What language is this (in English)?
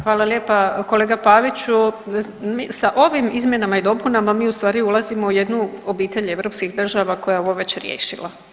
Croatian